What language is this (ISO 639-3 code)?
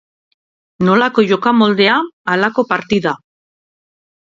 eus